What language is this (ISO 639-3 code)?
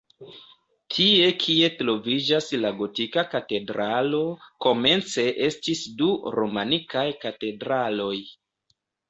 epo